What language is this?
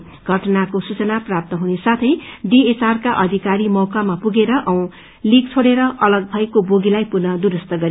Nepali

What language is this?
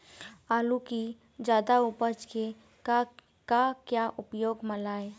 Chhattisgarhi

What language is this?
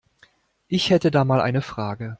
German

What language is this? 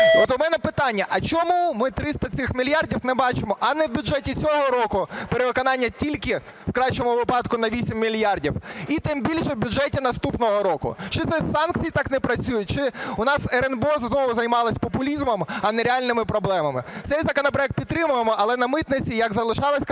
Ukrainian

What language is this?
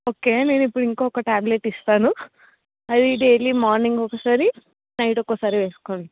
Telugu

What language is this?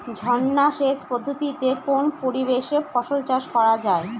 Bangla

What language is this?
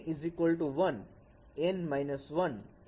Gujarati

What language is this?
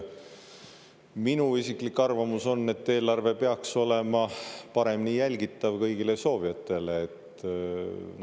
Estonian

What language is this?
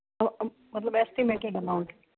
Punjabi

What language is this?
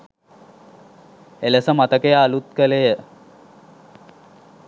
Sinhala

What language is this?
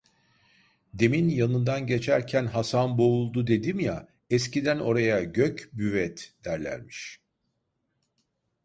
Turkish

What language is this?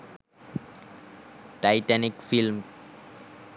Sinhala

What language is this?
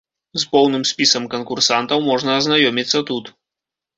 Belarusian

